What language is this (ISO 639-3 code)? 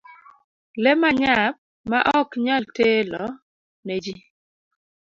luo